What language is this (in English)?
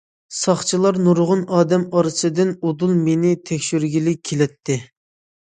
Uyghur